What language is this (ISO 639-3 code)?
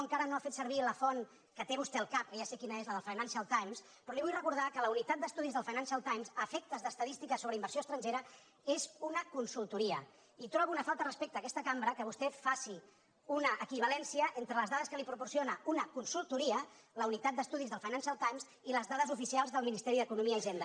cat